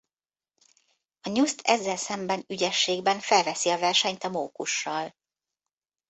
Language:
Hungarian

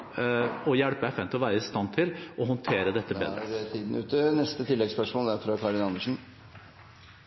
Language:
Norwegian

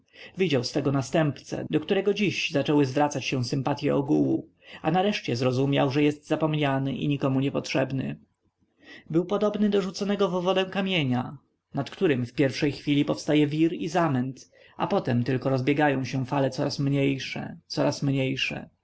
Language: Polish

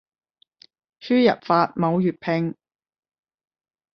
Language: Cantonese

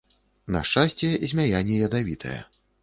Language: Belarusian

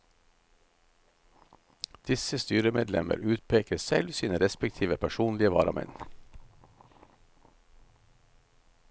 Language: Norwegian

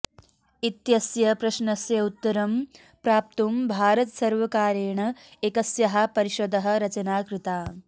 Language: Sanskrit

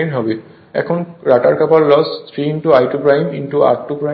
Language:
Bangla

